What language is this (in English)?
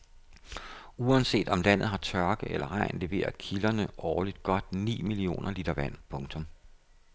Danish